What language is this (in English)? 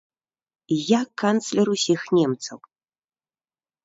Belarusian